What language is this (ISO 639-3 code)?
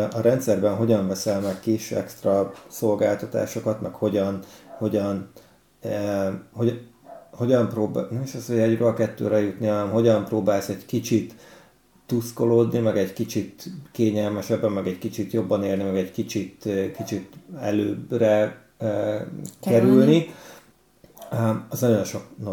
hun